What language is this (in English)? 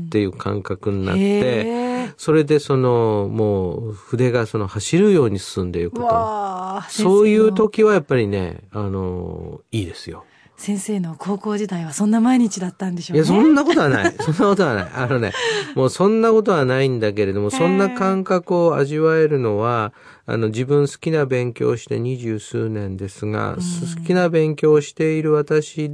Japanese